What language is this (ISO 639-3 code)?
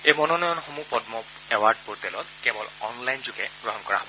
asm